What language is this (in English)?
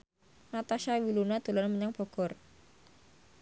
Javanese